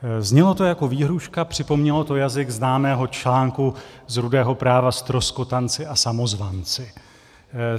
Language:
Czech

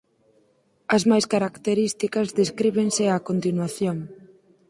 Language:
Galician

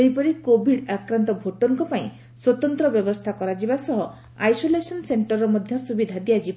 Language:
Odia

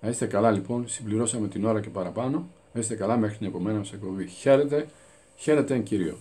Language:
Greek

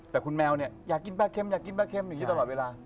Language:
Thai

